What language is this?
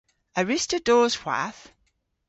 Cornish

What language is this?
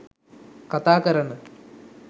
Sinhala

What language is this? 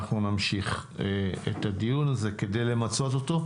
Hebrew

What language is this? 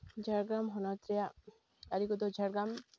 Santali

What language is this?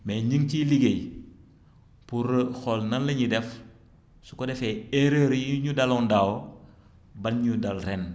Wolof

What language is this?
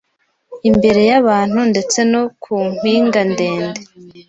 Kinyarwanda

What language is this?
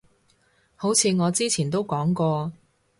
Cantonese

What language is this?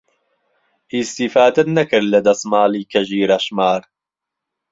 Central Kurdish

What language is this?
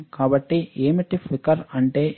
Telugu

